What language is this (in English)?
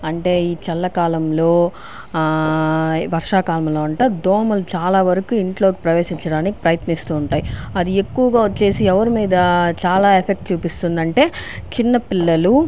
Telugu